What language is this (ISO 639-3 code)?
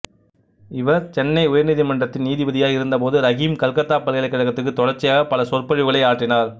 tam